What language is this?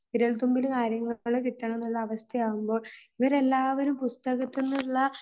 Malayalam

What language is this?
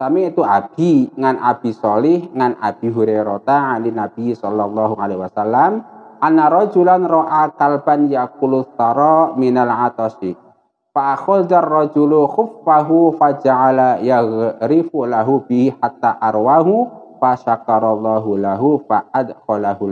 Indonesian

